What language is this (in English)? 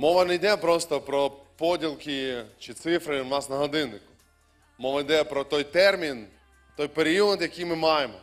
Ukrainian